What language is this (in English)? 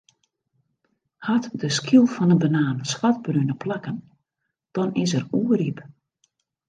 Western Frisian